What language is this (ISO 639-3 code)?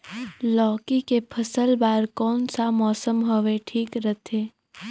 hne